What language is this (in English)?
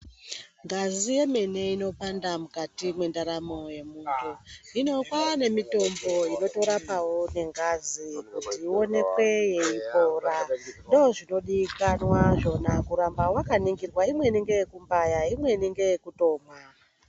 Ndau